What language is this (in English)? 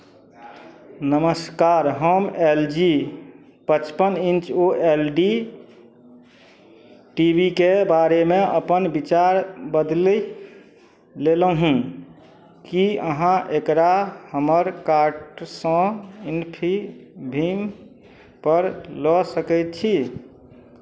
Maithili